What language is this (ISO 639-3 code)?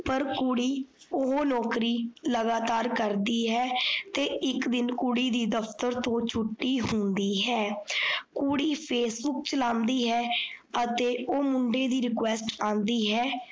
pan